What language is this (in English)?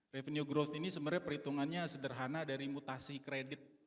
Indonesian